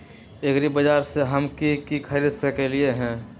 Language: Magahi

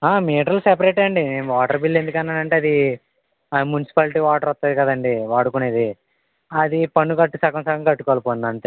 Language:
Telugu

